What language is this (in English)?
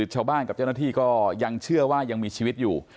Thai